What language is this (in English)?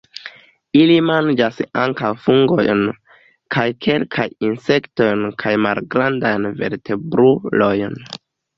Esperanto